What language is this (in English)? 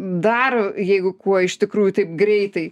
Lithuanian